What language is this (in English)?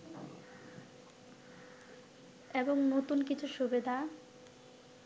Bangla